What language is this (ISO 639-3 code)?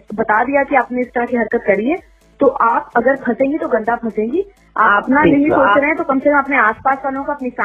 hin